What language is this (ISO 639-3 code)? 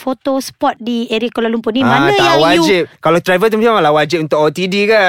msa